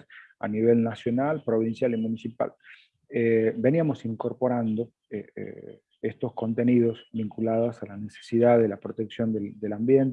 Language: Spanish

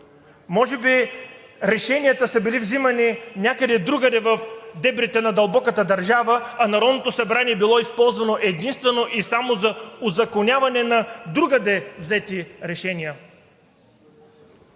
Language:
Bulgarian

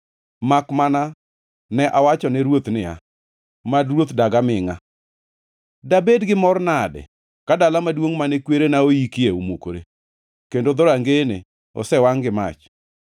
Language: Luo (Kenya and Tanzania)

